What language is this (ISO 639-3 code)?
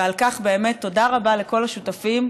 heb